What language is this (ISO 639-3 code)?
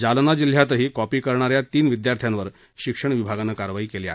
mar